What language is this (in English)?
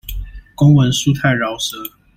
Chinese